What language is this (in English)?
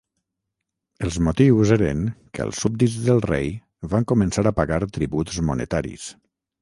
Catalan